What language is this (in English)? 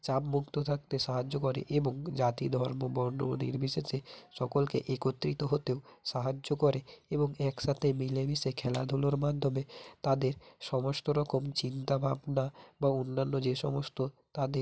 Bangla